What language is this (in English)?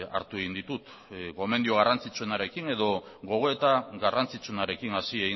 Basque